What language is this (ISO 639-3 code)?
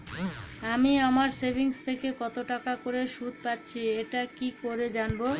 ben